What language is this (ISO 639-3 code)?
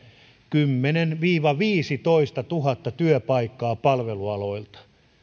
fin